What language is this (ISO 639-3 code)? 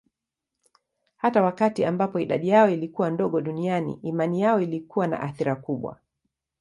swa